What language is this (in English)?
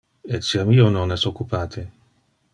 Interlingua